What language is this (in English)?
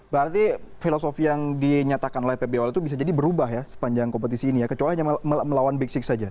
Indonesian